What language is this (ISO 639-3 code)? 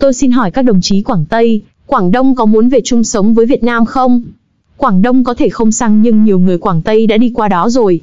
vie